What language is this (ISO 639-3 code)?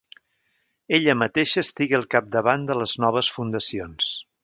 cat